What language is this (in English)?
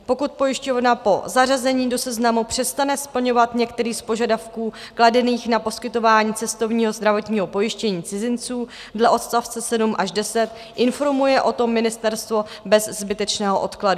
Czech